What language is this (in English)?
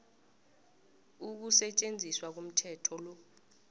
South Ndebele